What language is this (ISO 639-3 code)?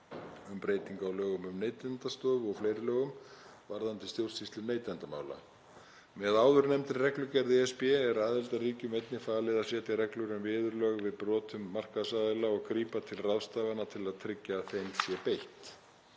isl